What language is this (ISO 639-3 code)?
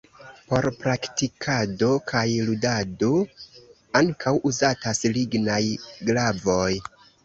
epo